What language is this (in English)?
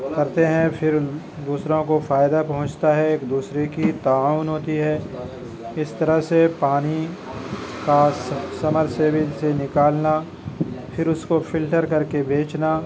Urdu